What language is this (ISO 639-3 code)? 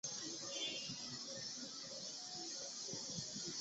zho